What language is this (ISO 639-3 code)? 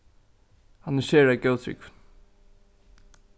fao